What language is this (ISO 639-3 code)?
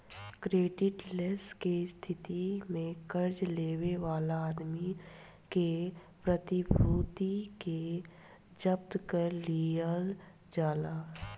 bho